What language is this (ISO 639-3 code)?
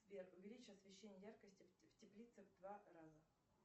rus